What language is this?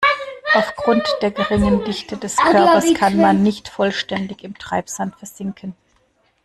German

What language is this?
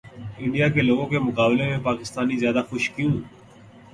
Urdu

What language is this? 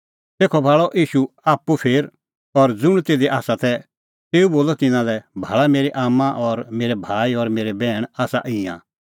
Kullu Pahari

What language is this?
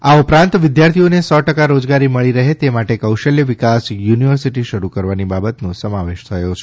Gujarati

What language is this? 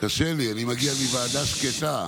Hebrew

